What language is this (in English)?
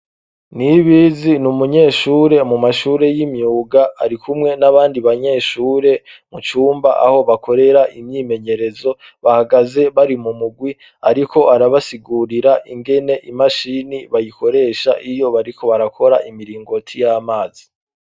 Rundi